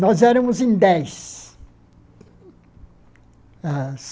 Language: Portuguese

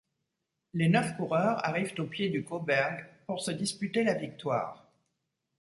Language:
French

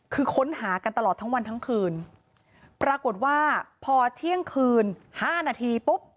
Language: Thai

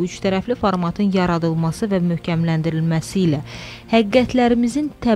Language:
Turkish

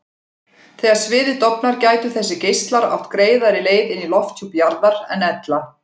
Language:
Icelandic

